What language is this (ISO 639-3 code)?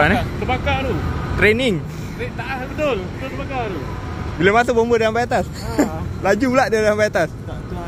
msa